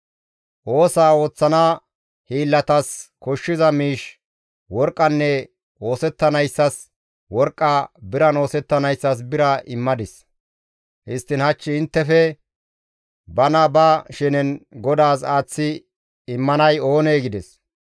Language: Gamo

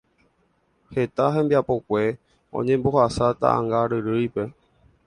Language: Guarani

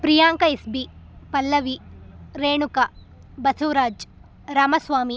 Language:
Kannada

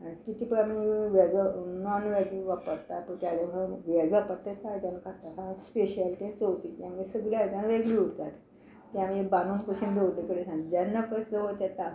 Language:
Konkani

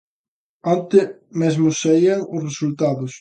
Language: Galician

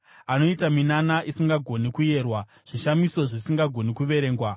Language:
Shona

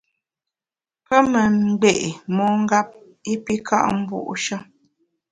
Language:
Bamun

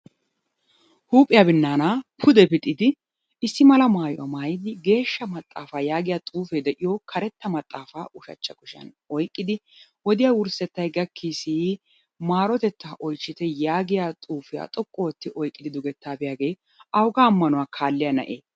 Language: Wolaytta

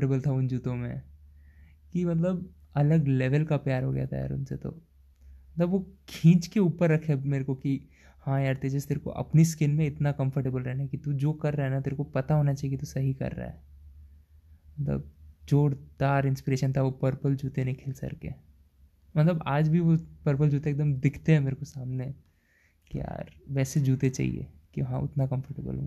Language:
Hindi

